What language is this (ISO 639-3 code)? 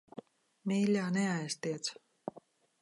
lav